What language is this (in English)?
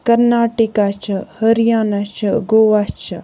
Kashmiri